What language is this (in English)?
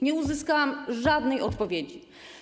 Polish